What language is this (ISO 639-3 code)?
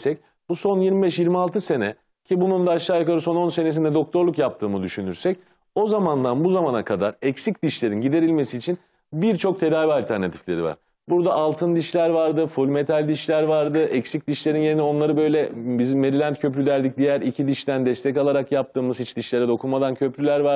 tur